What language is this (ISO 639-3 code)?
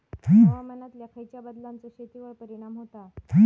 mar